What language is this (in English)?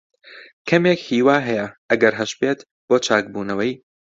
Central Kurdish